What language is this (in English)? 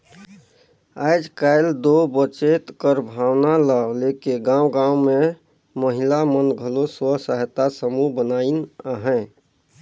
Chhattisgarhi